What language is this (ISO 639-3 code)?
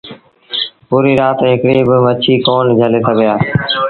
sbn